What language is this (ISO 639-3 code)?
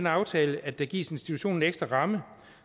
dan